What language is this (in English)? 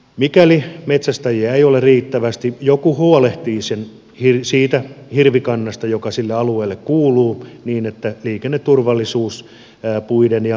Finnish